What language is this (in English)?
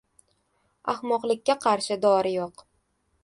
Uzbek